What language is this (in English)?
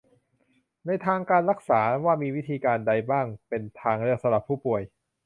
Thai